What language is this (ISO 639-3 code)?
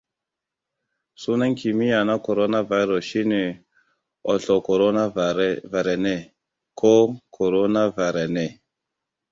hau